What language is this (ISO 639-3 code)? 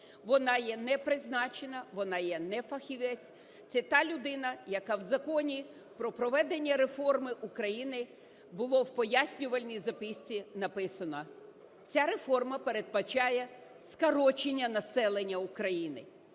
ukr